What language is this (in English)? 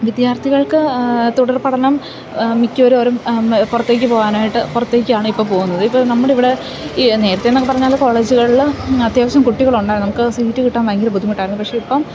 Malayalam